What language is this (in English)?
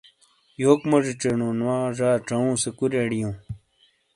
Shina